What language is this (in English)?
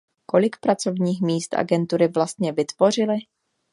Czech